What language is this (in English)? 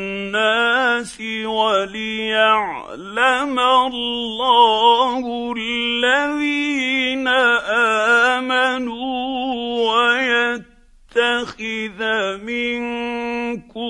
Arabic